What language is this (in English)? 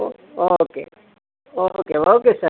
Kannada